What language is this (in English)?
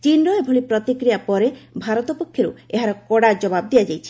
Odia